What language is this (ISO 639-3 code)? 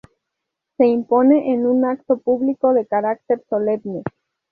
spa